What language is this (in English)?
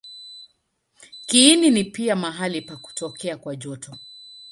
Swahili